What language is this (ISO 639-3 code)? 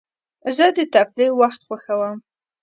pus